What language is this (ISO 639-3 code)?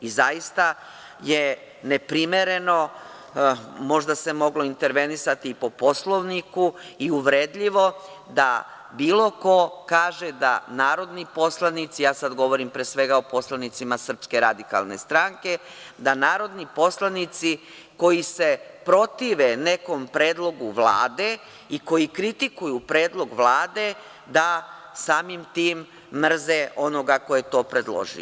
srp